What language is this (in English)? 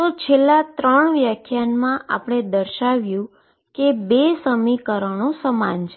Gujarati